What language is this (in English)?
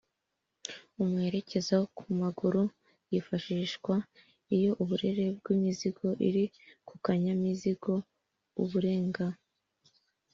Kinyarwanda